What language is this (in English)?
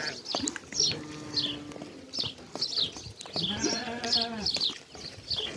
Arabic